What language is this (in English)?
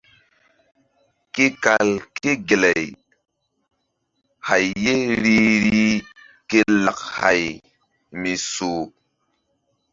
Mbum